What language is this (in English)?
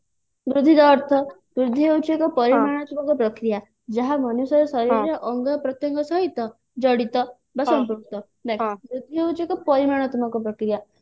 Odia